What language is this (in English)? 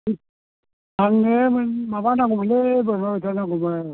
Bodo